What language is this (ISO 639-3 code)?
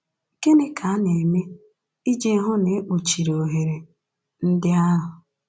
ibo